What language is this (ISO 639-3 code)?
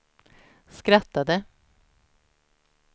swe